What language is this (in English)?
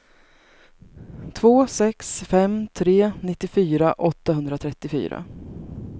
Swedish